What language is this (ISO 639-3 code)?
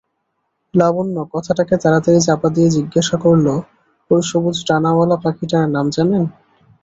ben